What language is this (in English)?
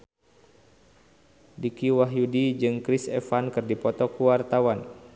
Sundanese